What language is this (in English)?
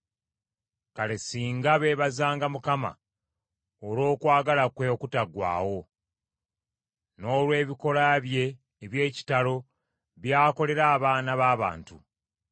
Ganda